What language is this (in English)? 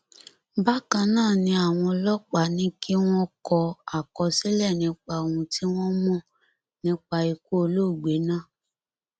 Yoruba